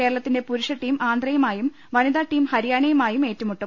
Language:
Malayalam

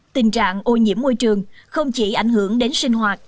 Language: Vietnamese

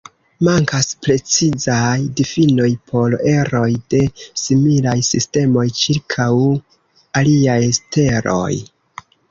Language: Esperanto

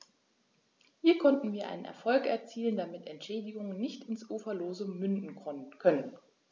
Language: German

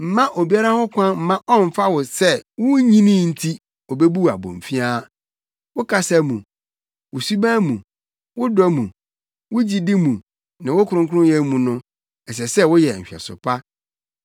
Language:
Akan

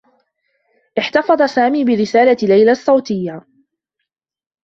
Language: Arabic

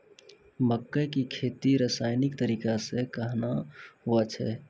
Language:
Maithili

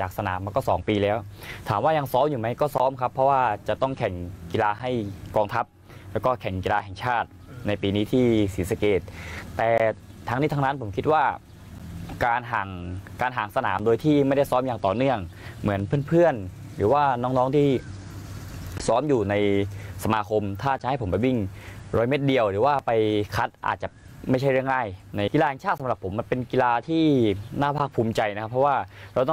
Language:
Thai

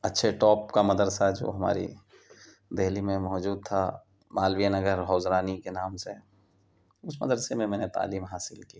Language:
Urdu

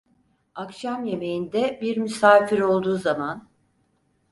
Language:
Turkish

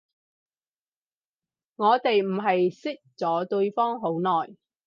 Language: Cantonese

